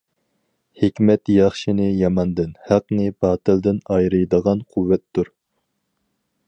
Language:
Uyghur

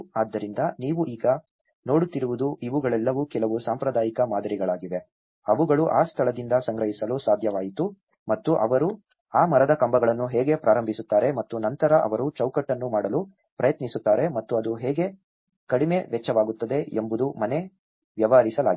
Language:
Kannada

